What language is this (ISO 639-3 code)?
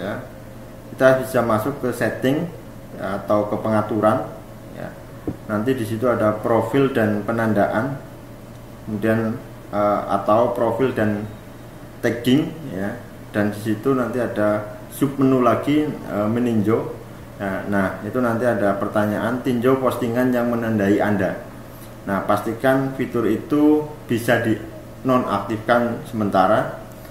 ind